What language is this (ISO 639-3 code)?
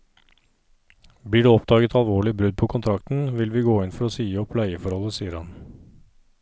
nor